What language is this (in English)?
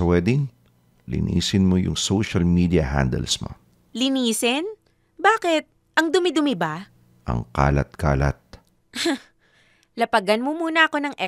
Filipino